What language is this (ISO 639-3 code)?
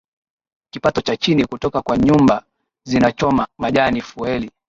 swa